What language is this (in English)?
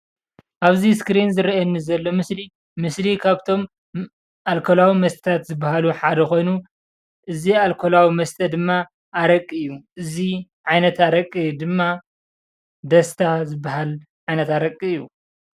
Tigrinya